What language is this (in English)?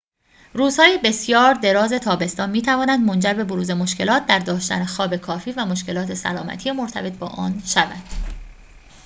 Persian